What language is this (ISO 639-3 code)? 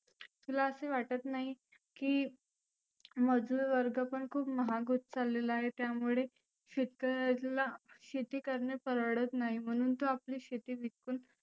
mar